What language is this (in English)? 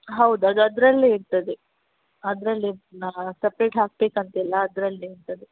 Kannada